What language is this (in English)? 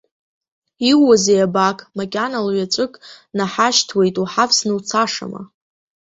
Abkhazian